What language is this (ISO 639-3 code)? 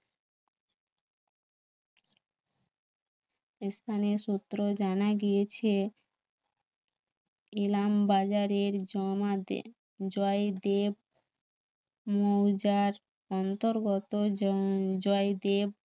ben